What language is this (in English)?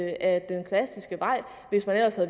Danish